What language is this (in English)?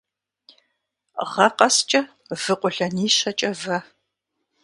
Kabardian